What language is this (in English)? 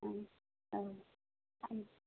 Bodo